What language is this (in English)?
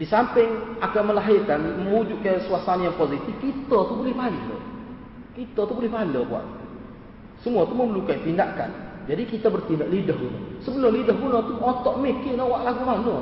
Malay